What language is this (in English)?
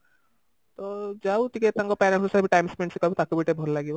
Odia